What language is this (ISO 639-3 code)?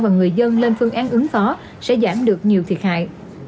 vie